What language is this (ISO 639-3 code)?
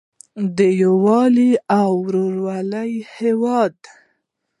pus